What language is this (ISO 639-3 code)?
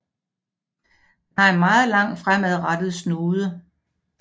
dan